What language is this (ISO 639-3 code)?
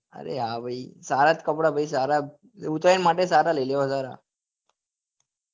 guj